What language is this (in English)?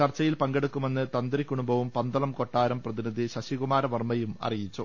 Malayalam